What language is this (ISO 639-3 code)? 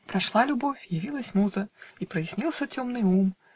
rus